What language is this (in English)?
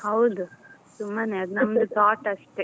Kannada